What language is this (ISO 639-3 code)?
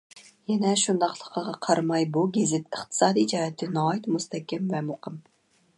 uig